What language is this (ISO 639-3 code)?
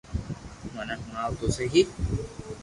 lrk